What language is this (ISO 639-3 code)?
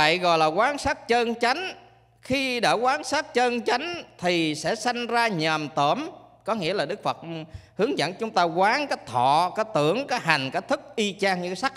vie